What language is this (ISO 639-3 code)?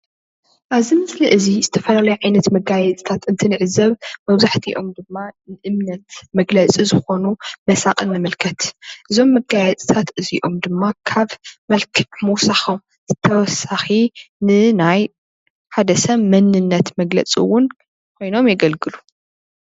tir